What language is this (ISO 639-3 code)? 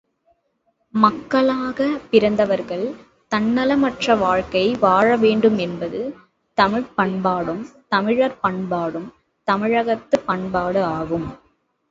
tam